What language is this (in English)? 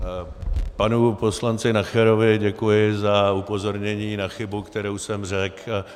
Czech